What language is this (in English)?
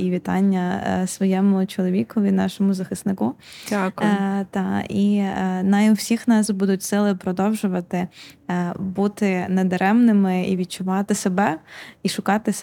Ukrainian